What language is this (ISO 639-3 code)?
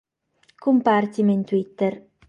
srd